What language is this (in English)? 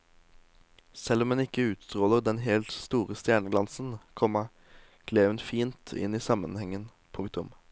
Norwegian